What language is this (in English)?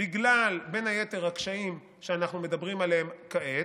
Hebrew